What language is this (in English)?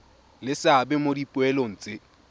Tswana